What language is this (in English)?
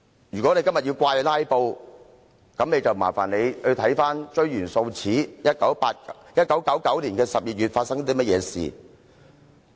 Cantonese